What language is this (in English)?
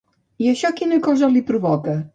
Catalan